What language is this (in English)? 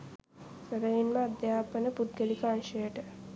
Sinhala